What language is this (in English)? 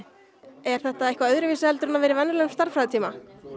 Icelandic